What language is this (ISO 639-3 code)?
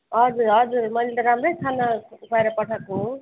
nep